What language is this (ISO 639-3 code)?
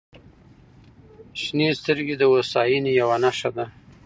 pus